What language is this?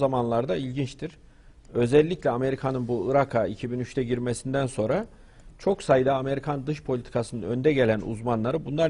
Turkish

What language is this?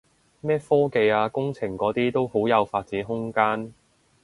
Cantonese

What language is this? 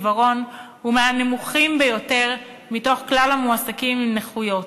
Hebrew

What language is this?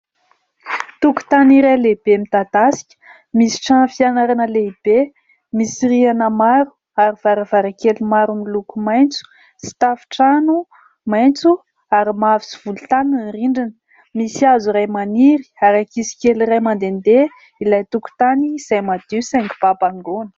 Malagasy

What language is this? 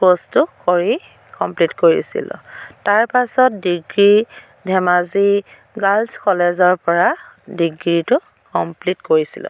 Assamese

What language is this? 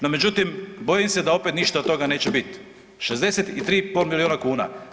Croatian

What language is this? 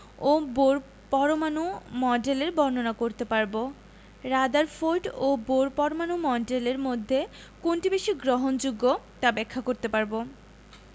Bangla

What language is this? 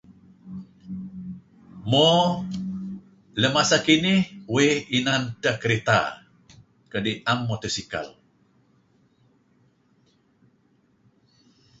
Kelabit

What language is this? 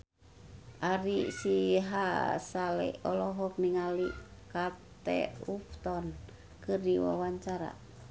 Sundanese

